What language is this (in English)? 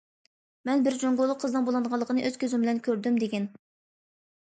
Uyghur